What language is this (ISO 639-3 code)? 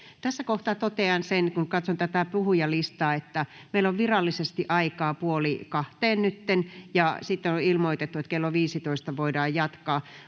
fin